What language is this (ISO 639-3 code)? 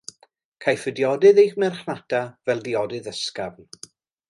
cym